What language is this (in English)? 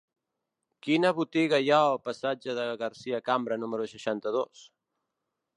Catalan